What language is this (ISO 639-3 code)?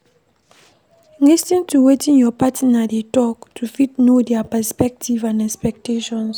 pcm